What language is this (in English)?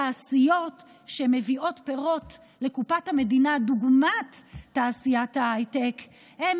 Hebrew